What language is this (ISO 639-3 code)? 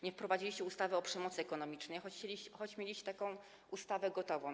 pol